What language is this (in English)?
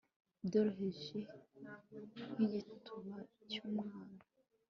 Kinyarwanda